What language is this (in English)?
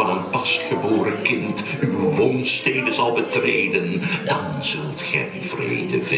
Dutch